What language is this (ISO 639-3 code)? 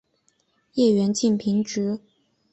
zho